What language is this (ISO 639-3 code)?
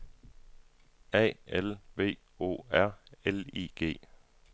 dan